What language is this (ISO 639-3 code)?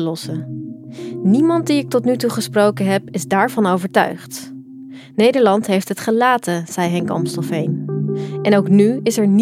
nld